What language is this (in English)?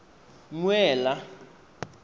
Tswana